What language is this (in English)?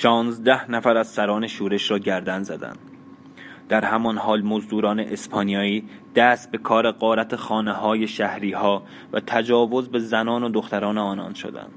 Persian